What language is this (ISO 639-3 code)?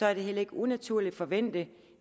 dan